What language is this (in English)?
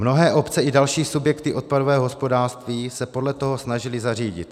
Czech